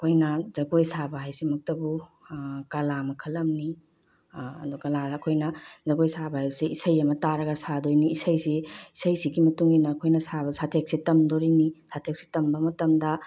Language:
Manipuri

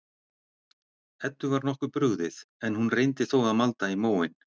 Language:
Icelandic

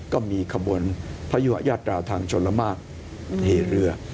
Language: Thai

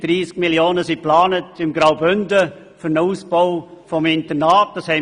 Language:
Swiss German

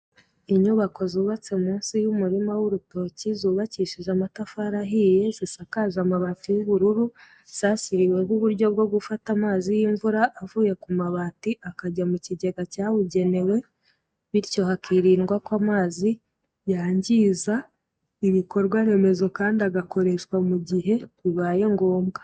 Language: Kinyarwanda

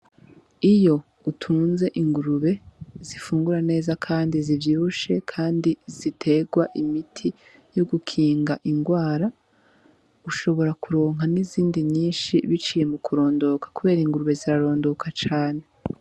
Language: Rundi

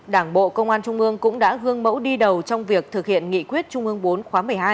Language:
Vietnamese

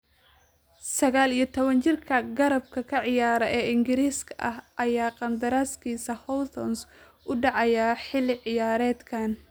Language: Somali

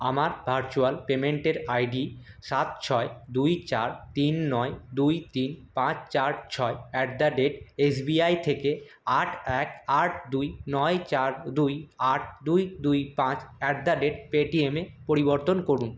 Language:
Bangla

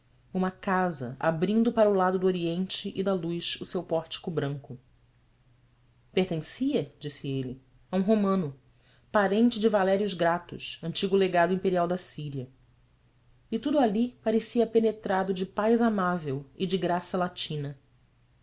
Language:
Portuguese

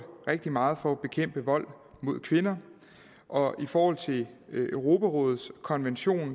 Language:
Danish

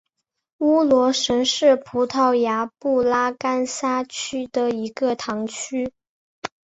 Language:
Chinese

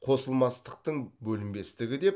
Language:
Kazakh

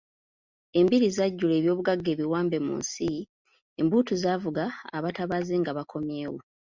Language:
Ganda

